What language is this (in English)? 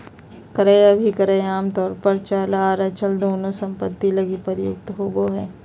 Magahi